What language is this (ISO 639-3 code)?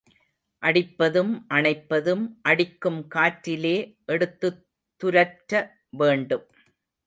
tam